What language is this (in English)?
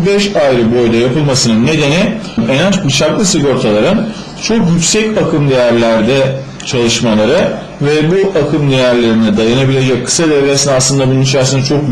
Turkish